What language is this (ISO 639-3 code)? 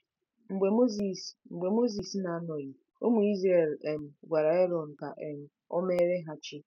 ibo